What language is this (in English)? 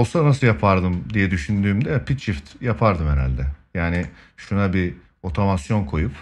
Turkish